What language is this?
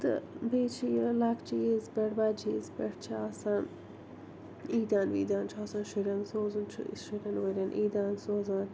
Kashmiri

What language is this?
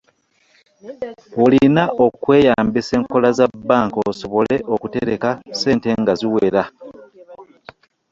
Ganda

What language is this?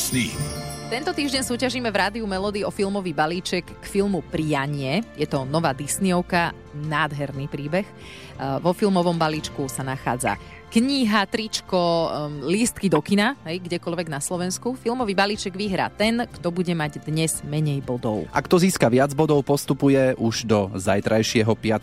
Slovak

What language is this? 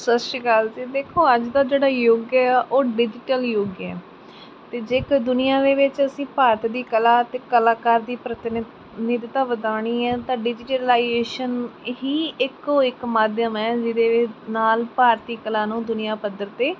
Punjabi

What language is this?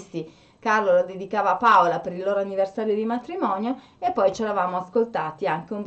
Italian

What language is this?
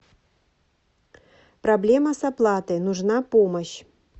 Russian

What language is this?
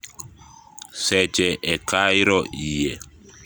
Luo (Kenya and Tanzania)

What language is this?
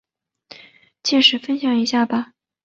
Chinese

